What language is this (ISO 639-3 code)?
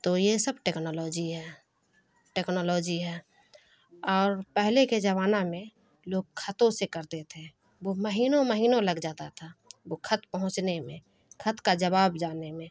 urd